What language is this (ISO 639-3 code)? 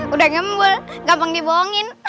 ind